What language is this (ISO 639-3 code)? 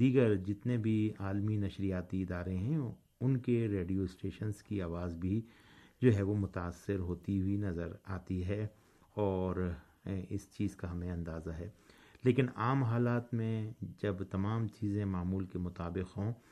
urd